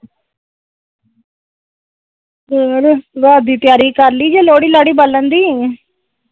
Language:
Punjabi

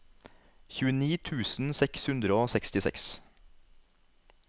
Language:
Norwegian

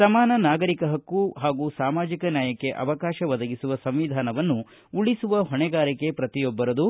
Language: Kannada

